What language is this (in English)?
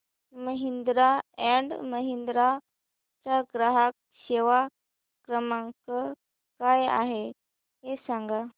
Marathi